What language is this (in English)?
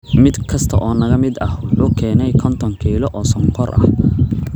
Somali